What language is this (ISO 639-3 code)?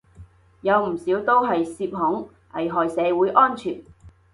yue